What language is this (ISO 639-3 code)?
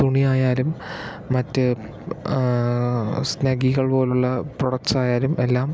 mal